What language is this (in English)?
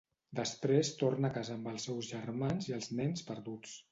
Catalan